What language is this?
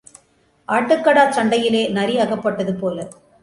Tamil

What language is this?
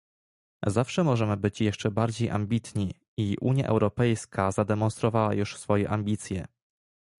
Polish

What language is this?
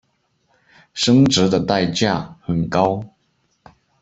Chinese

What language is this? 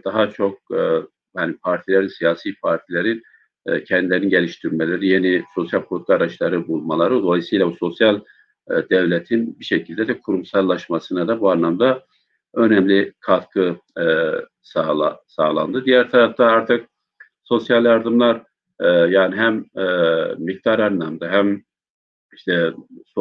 Turkish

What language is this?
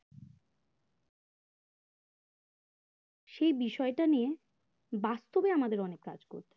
Bangla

